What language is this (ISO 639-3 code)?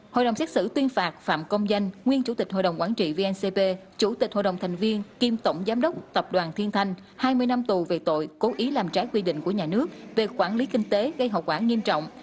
vie